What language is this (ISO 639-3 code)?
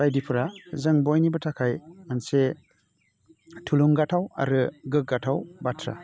brx